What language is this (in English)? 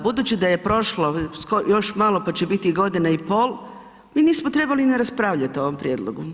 Croatian